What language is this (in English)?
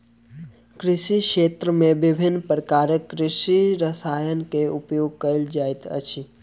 Maithili